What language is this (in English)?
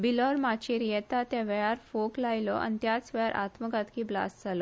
Konkani